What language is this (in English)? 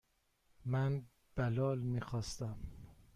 Persian